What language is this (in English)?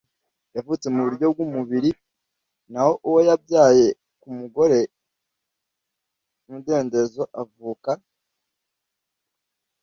Kinyarwanda